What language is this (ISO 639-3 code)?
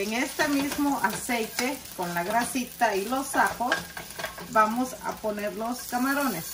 spa